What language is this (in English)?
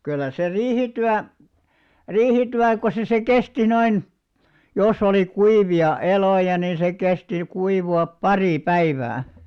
Finnish